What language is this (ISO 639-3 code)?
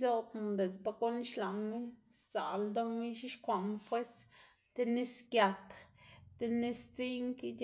ztg